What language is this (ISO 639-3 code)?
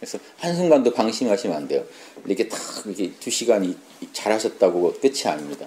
kor